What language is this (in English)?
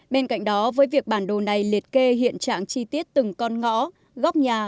Vietnamese